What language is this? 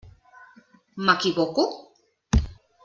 Catalan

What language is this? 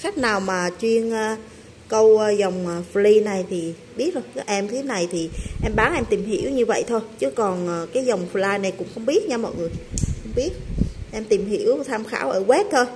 Vietnamese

